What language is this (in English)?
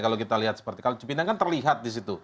Indonesian